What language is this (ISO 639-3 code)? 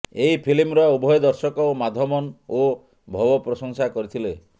ori